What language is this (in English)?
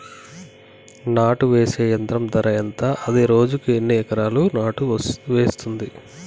Telugu